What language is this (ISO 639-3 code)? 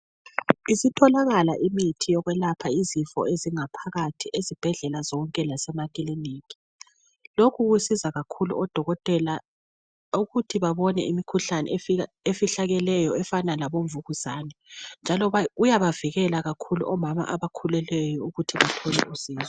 nde